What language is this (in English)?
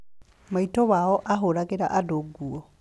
Kikuyu